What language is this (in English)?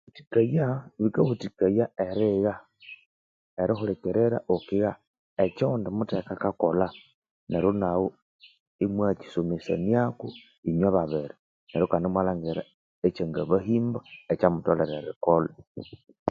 Konzo